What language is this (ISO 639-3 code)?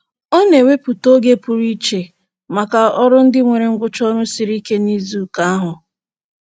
ibo